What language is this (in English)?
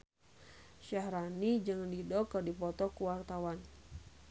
Sundanese